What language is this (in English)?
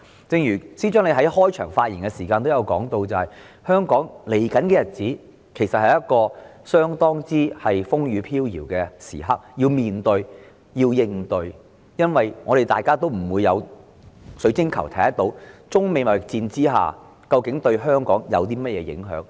Cantonese